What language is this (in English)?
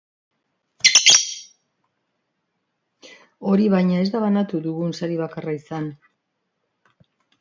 Basque